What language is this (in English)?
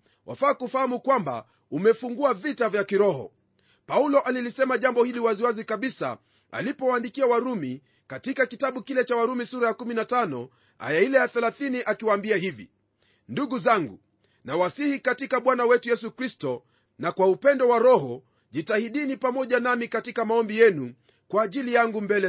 Swahili